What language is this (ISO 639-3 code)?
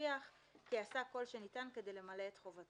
heb